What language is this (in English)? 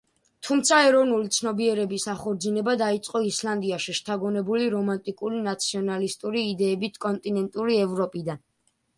Georgian